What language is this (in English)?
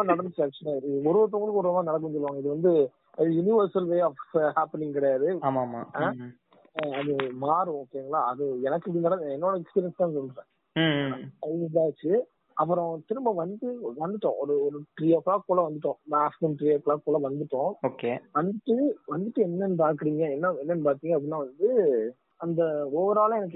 Tamil